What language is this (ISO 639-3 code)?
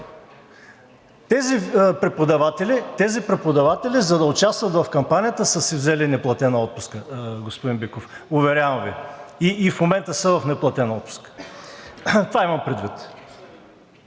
bul